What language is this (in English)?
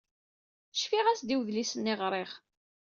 Kabyle